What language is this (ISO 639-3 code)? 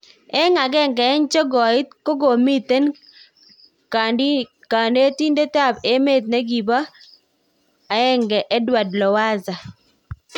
kln